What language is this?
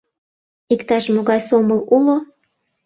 Mari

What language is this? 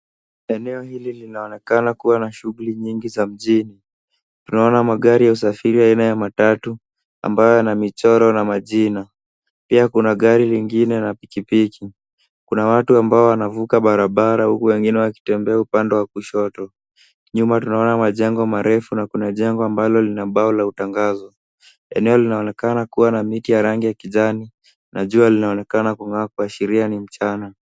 Swahili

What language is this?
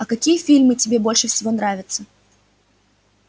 Russian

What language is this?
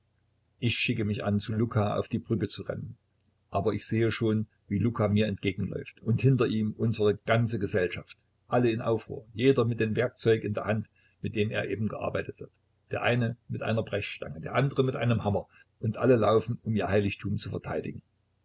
German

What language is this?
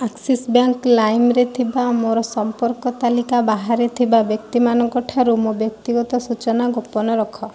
Odia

